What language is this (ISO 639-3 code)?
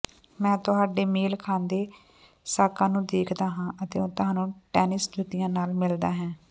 pan